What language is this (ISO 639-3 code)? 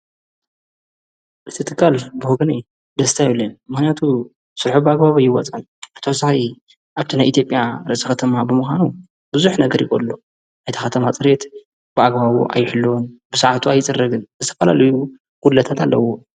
tir